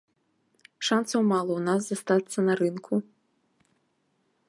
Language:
Belarusian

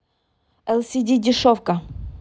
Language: Russian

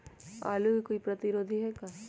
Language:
Magahi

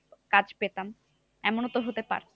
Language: Bangla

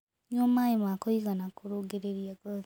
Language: Kikuyu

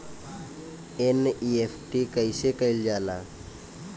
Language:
Bhojpuri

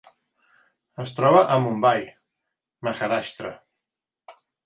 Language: Catalan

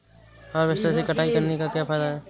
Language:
Hindi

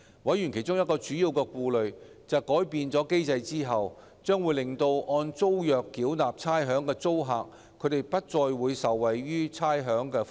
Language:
Cantonese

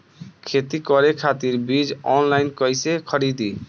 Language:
Bhojpuri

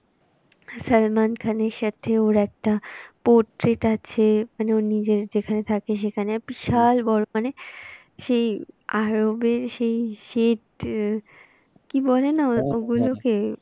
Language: Bangla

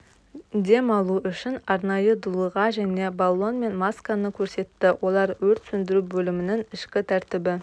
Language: Kazakh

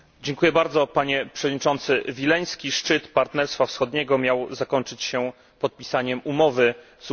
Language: Polish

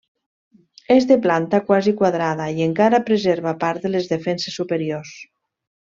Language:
Catalan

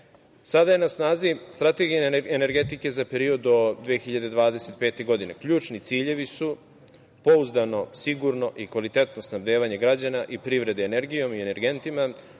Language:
Serbian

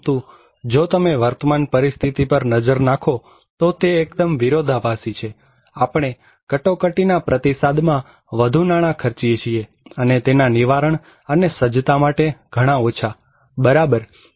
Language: Gujarati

